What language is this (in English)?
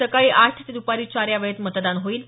Marathi